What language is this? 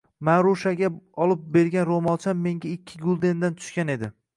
Uzbek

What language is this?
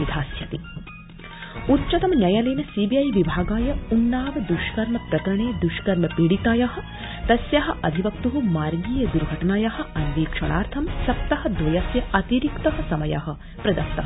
Sanskrit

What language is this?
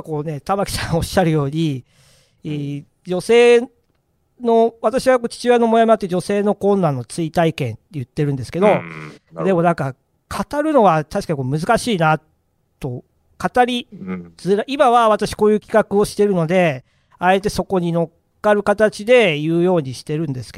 Japanese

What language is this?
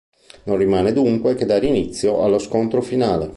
Italian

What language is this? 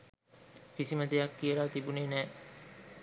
Sinhala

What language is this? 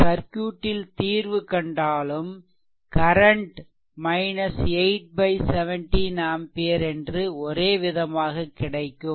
Tamil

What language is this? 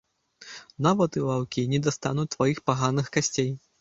Belarusian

